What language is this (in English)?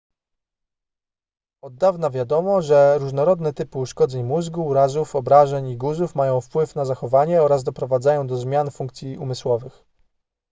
Polish